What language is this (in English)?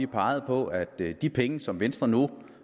Danish